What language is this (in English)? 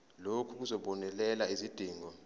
Zulu